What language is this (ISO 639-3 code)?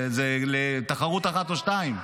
heb